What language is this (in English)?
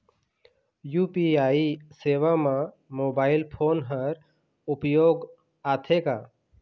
Chhattisgarhi